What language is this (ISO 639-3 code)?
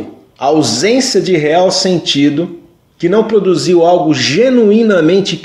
por